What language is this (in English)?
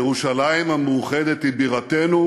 Hebrew